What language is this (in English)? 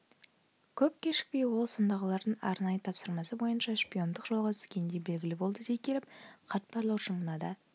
Kazakh